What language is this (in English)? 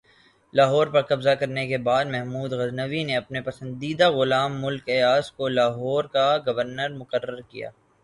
Urdu